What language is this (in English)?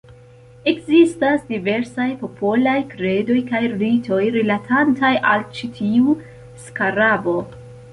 Esperanto